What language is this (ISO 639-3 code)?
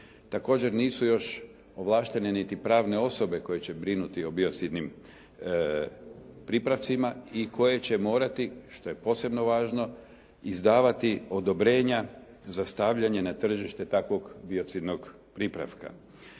hrv